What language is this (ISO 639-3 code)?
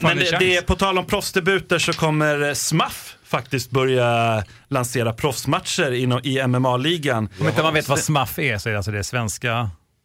swe